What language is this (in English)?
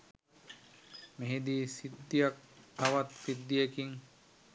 Sinhala